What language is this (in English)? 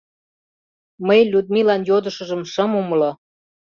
Mari